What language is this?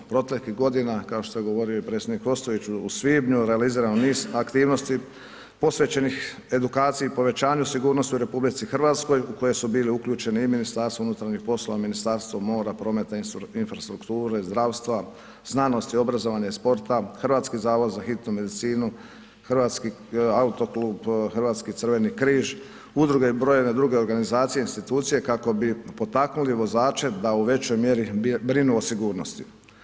Croatian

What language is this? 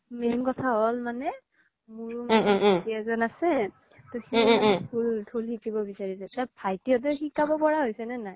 Assamese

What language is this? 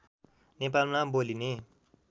Nepali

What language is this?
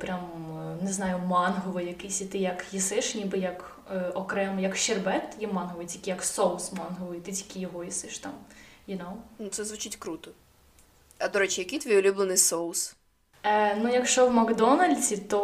Ukrainian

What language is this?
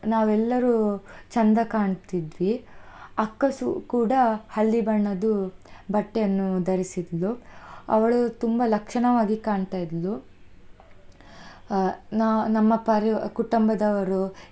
Kannada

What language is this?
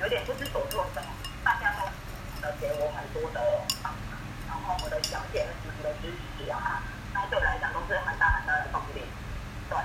Chinese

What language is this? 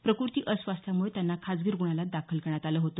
Marathi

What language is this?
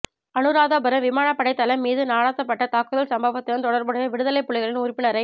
Tamil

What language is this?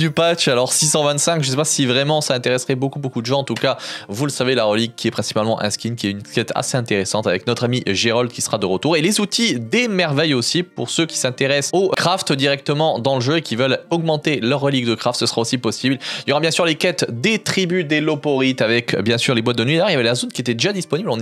French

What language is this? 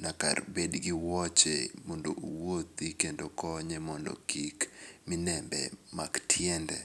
Luo (Kenya and Tanzania)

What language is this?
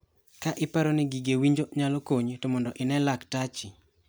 Luo (Kenya and Tanzania)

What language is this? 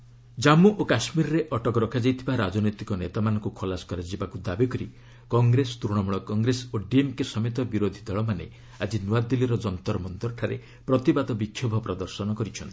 Odia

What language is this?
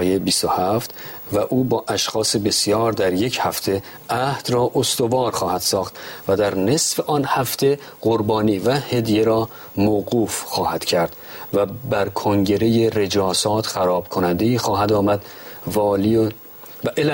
Persian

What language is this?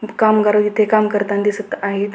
Marathi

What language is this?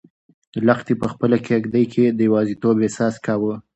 Pashto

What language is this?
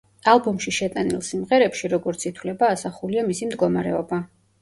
Georgian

